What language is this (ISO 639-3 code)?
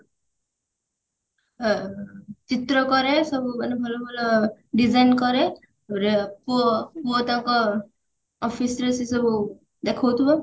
ori